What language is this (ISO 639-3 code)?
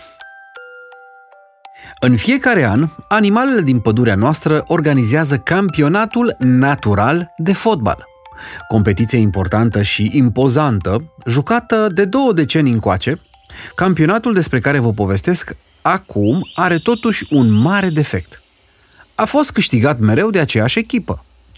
ron